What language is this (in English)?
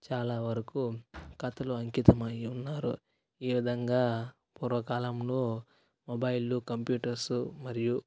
Telugu